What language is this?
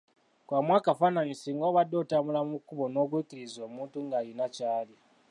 Ganda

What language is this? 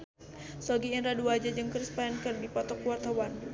Sundanese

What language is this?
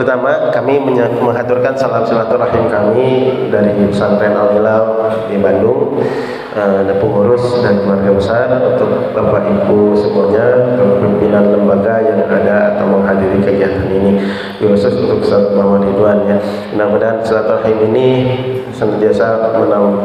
Indonesian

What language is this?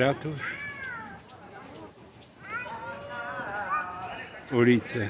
Polish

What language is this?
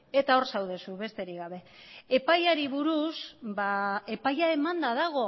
Basque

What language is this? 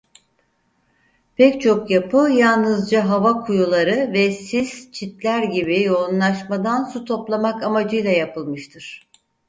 Turkish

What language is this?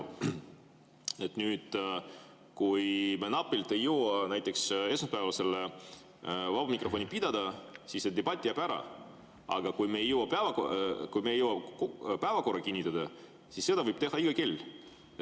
Estonian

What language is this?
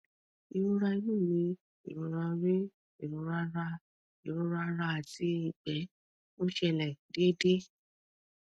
Yoruba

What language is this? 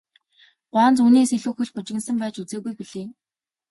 Mongolian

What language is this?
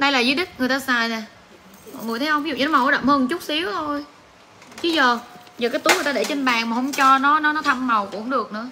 Vietnamese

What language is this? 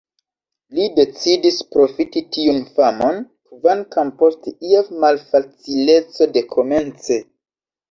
Esperanto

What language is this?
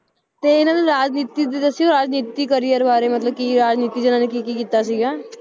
Punjabi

